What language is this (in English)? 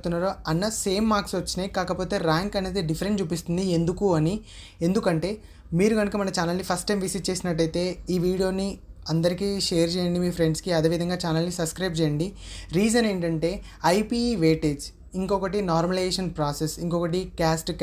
Telugu